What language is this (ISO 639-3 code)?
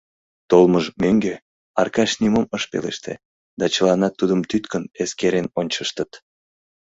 chm